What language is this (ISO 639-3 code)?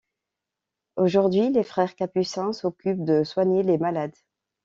fra